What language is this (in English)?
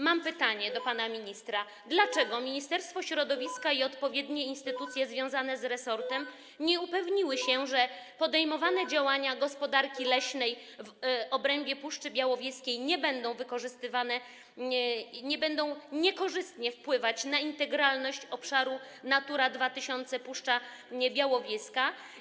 Polish